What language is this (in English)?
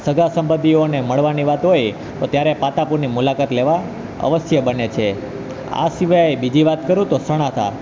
Gujarati